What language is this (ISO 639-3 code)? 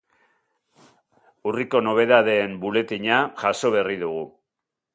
eus